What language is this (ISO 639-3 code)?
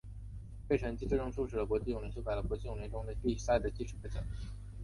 zho